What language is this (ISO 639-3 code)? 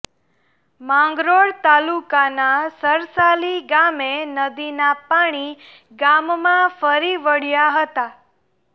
guj